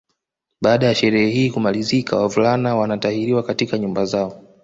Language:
Swahili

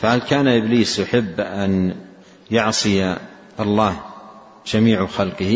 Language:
Arabic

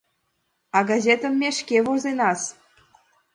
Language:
Mari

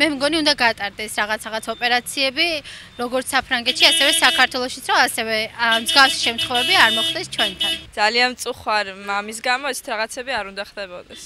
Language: Persian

